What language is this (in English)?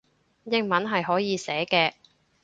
Cantonese